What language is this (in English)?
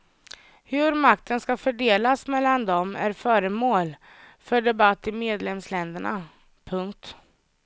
Swedish